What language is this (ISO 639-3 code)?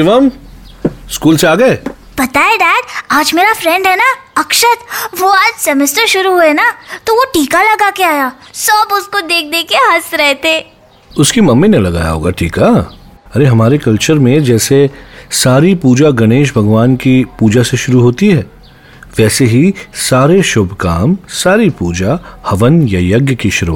hin